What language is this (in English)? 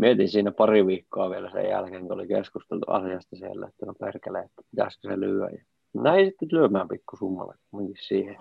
Finnish